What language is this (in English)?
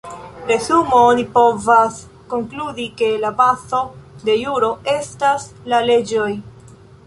Esperanto